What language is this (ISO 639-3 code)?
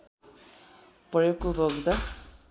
nep